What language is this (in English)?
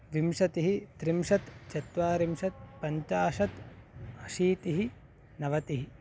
Sanskrit